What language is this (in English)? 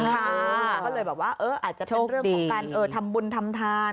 Thai